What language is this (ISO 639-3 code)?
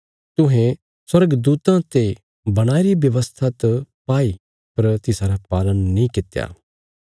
kfs